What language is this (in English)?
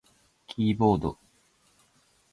Japanese